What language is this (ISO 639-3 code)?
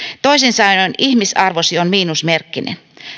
fin